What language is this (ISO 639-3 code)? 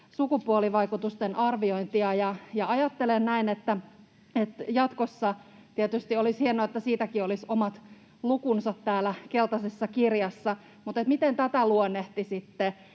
fin